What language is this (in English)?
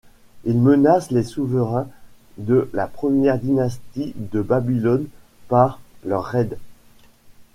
French